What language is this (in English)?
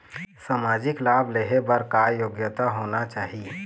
Chhattisgarhi